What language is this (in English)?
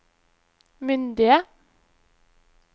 Norwegian